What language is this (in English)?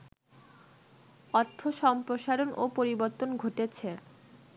Bangla